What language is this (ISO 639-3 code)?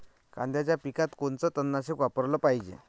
mar